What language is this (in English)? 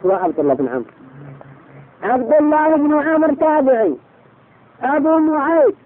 Arabic